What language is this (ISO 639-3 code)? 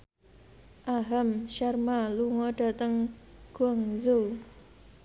jav